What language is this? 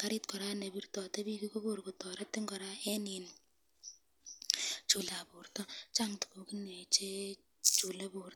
Kalenjin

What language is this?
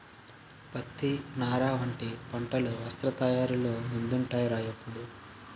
Telugu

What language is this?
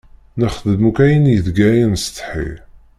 Kabyle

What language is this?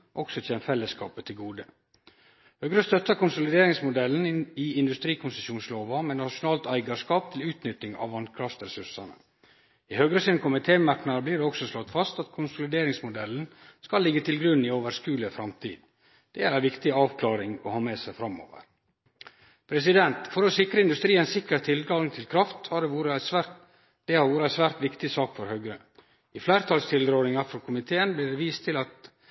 Norwegian Nynorsk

